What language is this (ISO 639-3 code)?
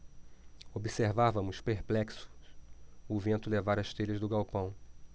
por